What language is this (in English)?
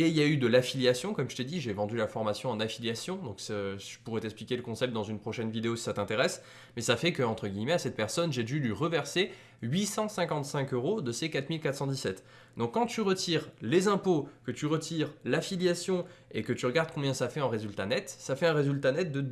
French